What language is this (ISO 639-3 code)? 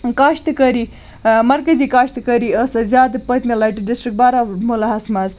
kas